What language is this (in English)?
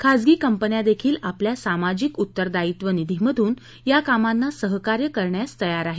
Marathi